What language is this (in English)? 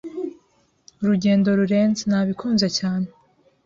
Kinyarwanda